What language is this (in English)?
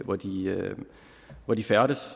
Danish